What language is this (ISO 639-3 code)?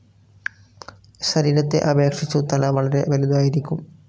mal